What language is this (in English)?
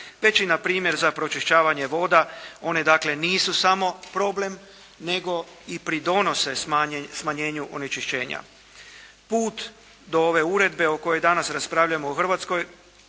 Croatian